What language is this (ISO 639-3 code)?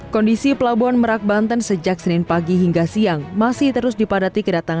ind